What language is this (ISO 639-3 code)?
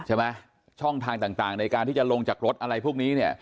tha